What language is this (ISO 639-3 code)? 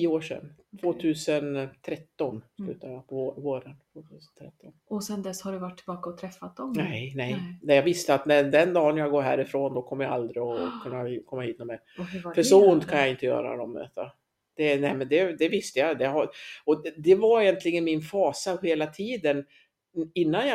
swe